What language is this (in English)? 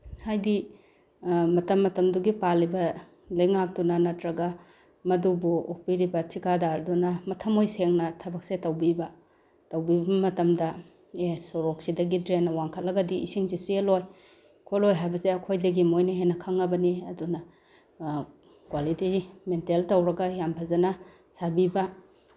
Manipuri